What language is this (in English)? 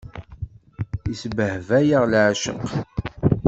Kabyle